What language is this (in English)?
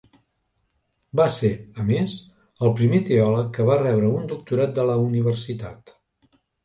Catalan